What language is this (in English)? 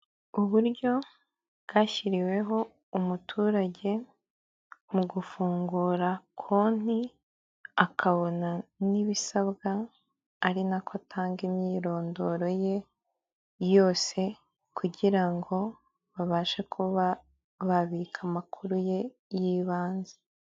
Kinyarwanda